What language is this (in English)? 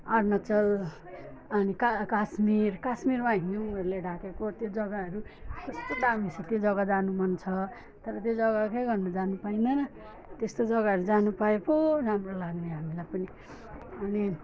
Nepali